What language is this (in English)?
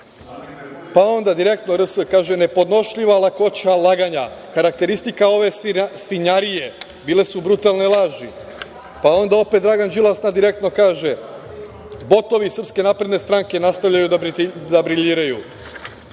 Serbian